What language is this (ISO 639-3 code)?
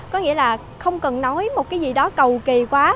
vie